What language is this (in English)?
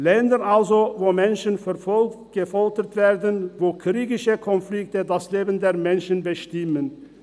Swiss German